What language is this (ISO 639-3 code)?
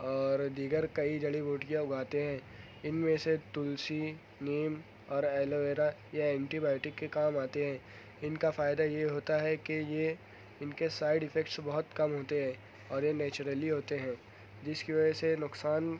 urd